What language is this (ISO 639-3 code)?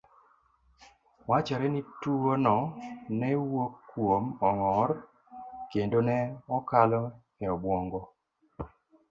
luo